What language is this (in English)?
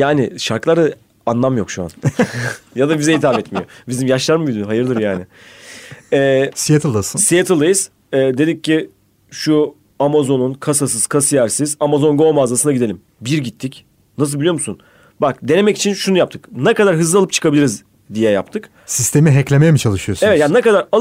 Turkish